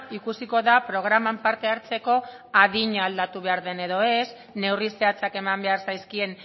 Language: Basque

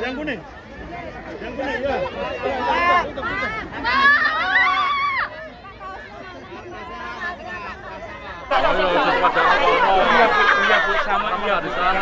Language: Indonesian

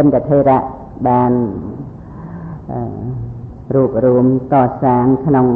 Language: Thai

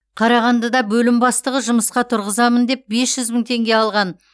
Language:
Kazakh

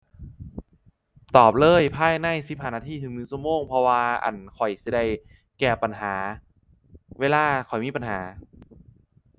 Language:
Thai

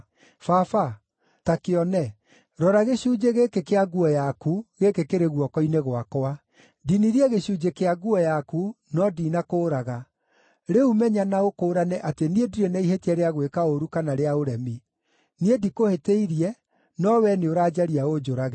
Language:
Kikuyu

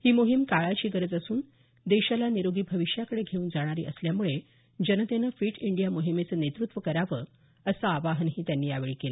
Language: Marathi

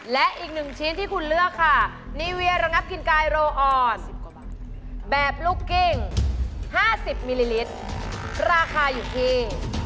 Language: Thai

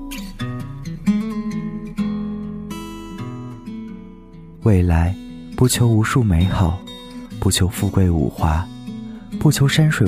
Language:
Chinese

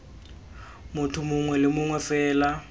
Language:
Tswana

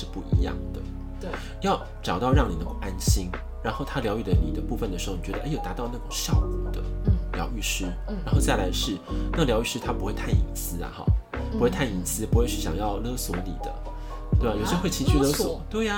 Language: Chinese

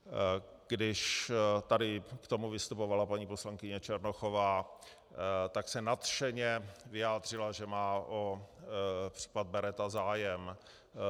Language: Czech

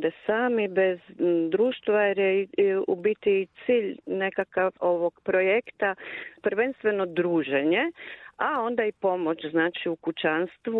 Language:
Croatian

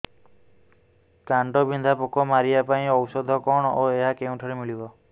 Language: Odia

